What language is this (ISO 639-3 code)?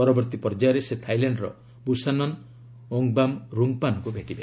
ori